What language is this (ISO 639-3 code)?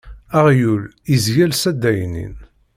kab